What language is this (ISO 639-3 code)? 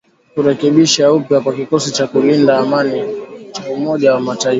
swa